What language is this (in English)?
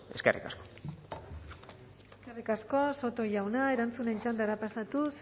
Basque